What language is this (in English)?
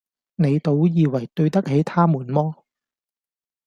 Cantonese